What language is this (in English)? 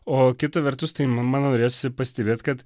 Lithuanian